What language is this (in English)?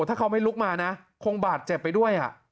Thai